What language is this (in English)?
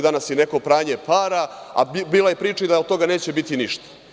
Serbian